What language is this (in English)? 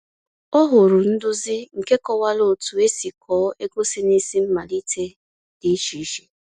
Igbo